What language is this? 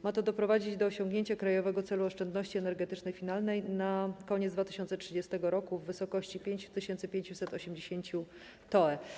Polish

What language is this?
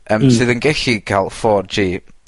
Welsh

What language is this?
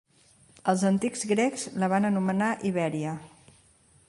Catalan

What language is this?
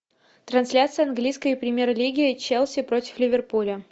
Russian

